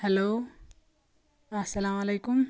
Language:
Kashmiri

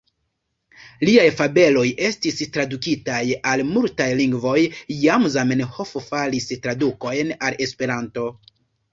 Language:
Esperanto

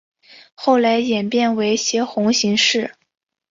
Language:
Chinese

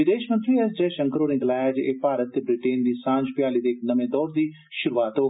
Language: Dogri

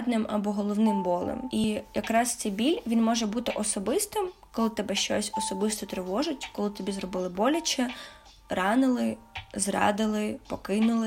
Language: Ukrainian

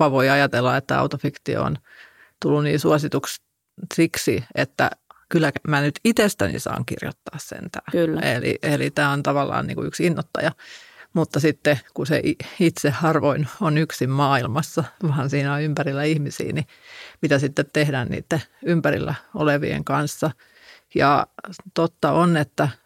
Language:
Finnish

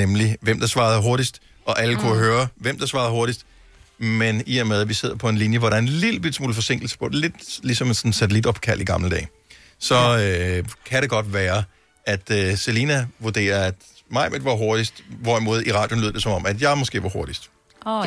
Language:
Danish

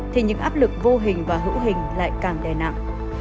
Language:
Vietnamese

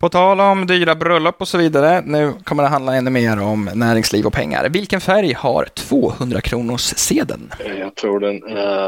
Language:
Swedish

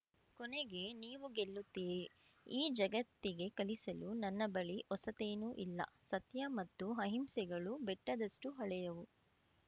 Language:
Kannada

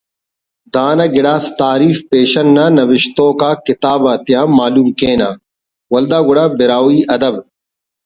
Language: Brahui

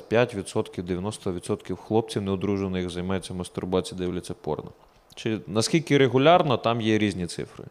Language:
Ukrainian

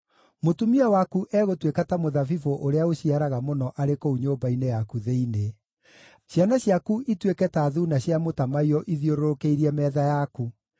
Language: Kikuyu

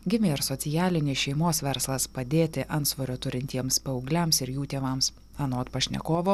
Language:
Lithuanian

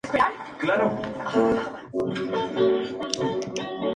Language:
Spanish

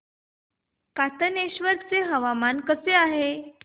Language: Marathi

